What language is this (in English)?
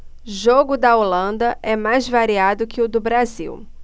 Portuguese